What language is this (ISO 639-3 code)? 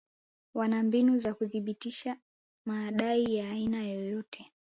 swa